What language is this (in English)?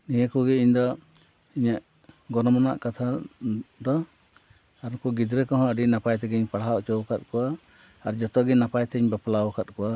Santali